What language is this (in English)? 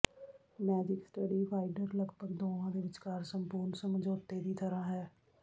Punjabi